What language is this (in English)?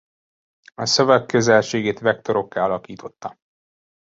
Hungarian